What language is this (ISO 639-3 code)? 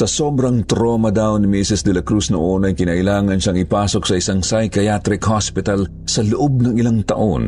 fil